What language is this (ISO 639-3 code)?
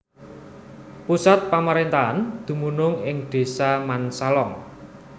jav